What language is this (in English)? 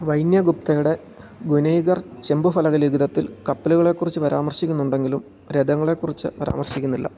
Malayalam